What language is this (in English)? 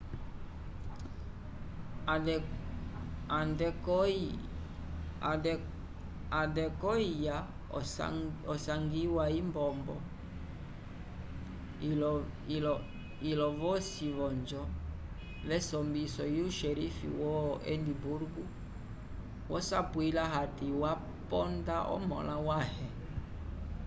Umbundu